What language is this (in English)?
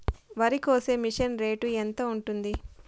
Telugu